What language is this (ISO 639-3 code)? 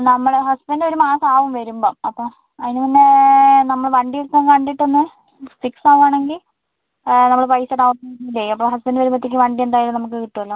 mal